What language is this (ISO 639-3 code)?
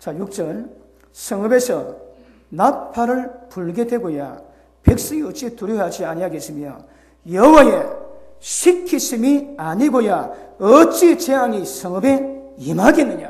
kor